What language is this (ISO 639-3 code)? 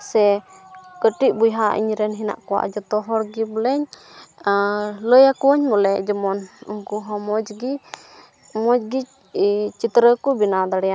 sat